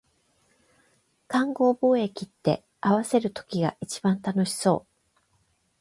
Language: Japanese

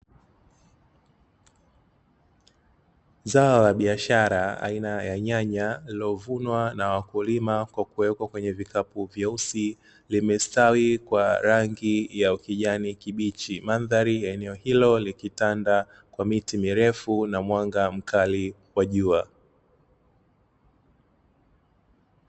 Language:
Swahili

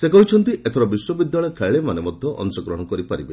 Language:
Odia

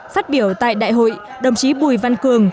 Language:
Vietnamese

